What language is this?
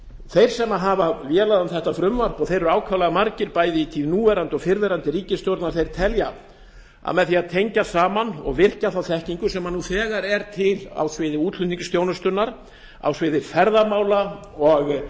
Icelandic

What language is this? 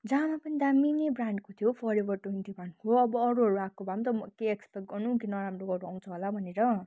Nepali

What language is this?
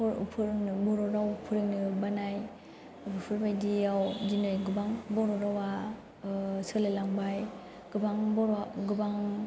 Bodo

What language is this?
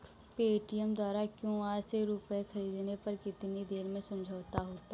Hindi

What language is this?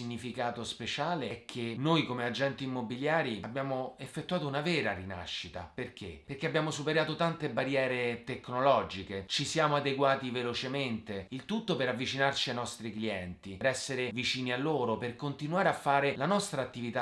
Italian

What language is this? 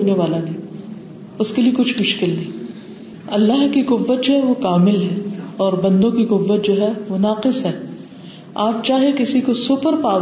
Urdu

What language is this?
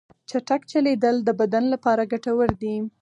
Pashto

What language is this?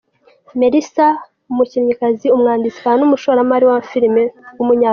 Kinyarwanda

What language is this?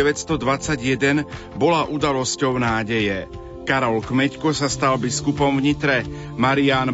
Slovak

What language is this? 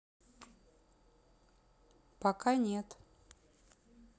Russian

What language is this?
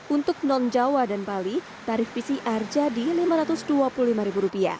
Indonesian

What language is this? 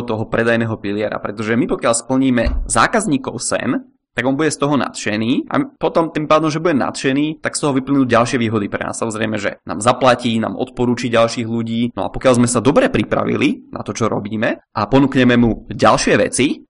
Czech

